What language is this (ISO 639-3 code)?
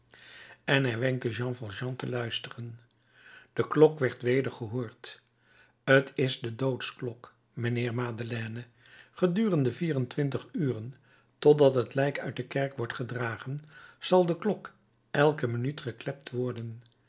nld